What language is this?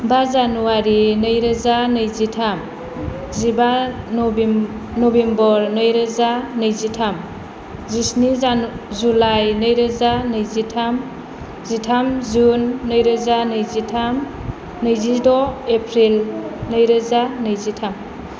Bodo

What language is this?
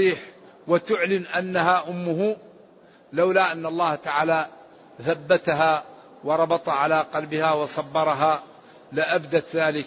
Arabic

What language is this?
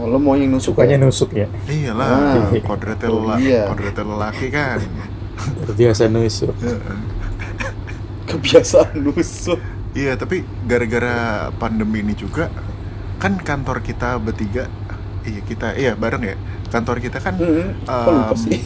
Indonesian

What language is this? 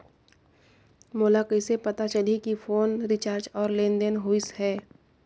Chhattisgarhi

